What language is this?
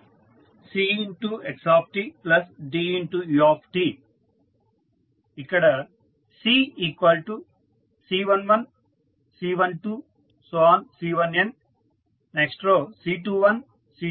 Telugu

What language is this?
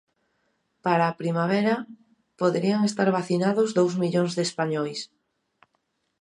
Galician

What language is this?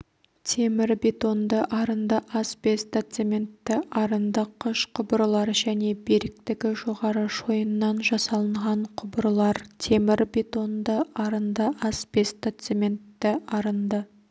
Kazakh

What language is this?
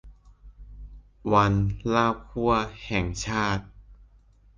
Thai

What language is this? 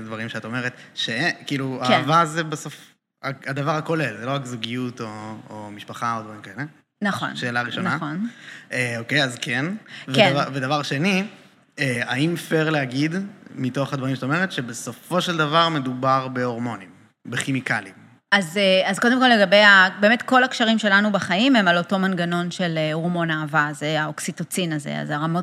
Hebrew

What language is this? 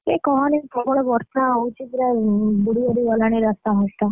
Odia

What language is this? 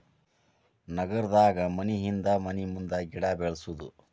Kannada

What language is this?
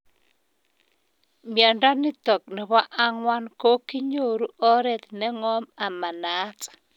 Kalenjin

